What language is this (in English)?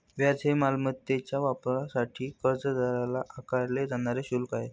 Marathi